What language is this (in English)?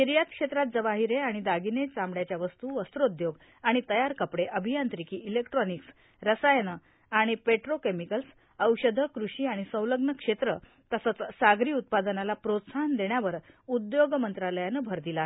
Marathi